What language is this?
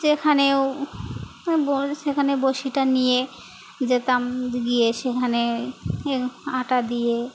Bangla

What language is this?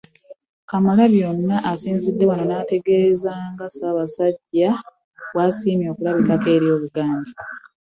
Ganda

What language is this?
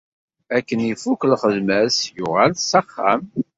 Kabyle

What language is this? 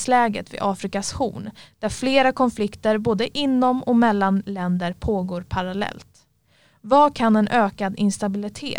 Swedish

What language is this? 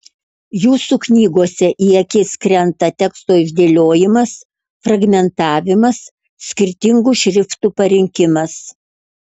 Lithuanian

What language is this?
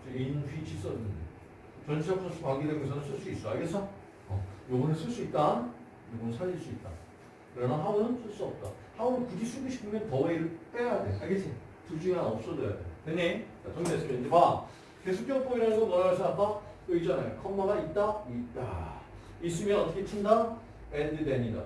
Korean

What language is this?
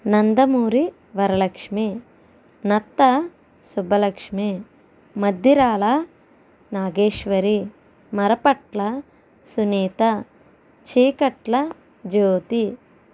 Telugu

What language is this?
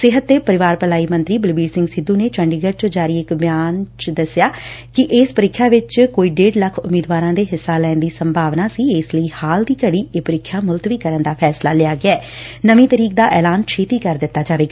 Punjabi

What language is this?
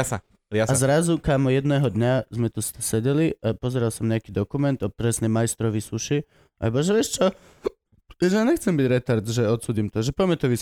Slovak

